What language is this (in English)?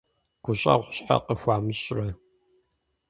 Kabardian